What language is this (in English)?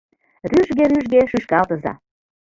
Mari